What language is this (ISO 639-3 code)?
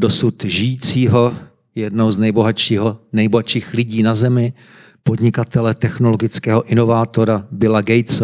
ces